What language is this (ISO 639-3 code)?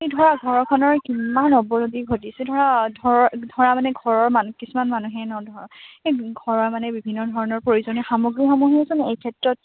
asm